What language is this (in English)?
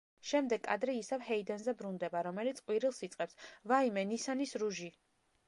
Georgian